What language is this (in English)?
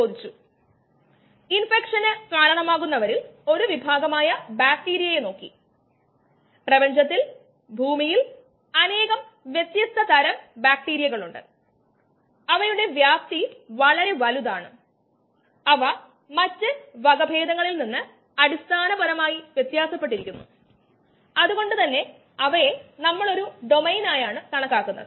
Malayalam